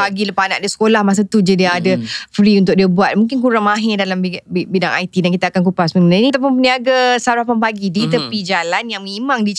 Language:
Malay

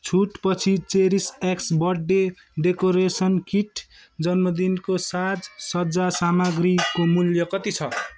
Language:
Nepali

